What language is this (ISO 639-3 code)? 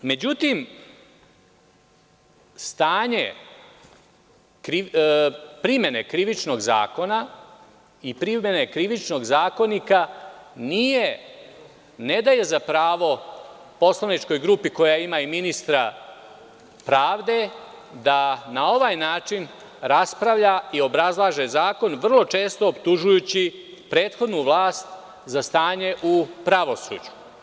srp